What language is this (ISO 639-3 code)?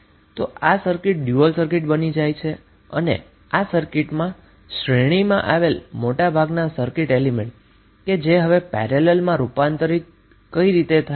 guj